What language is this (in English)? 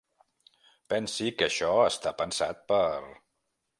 Catalan